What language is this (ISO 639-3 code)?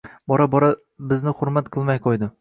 uzb